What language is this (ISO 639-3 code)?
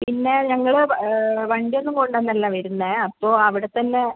mal